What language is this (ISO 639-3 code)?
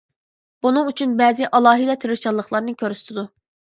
uig